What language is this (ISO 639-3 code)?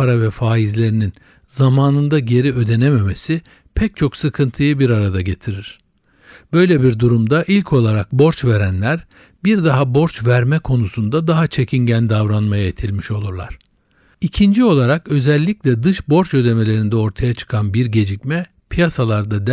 tur